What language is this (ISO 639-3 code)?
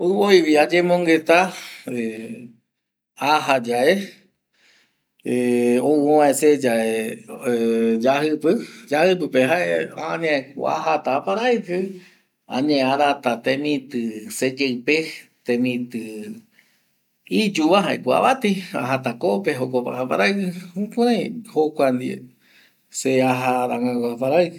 gui